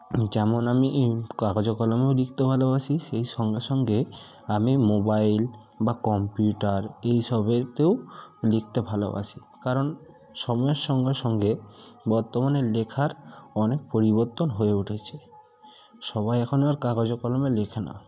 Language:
Bangla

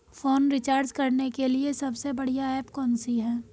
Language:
Hindi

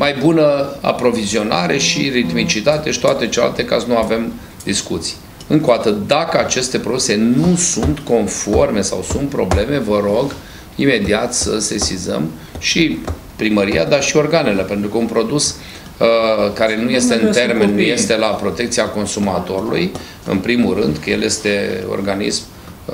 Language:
Romanian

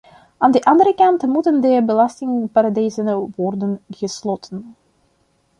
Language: Dutch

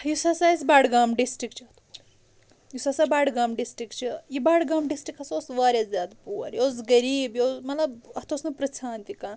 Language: Kashmiri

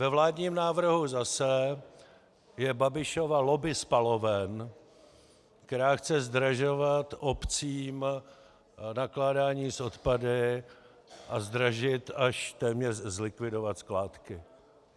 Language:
Czech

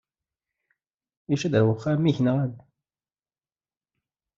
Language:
Kabyle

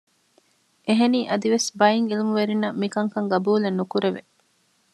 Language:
Divehi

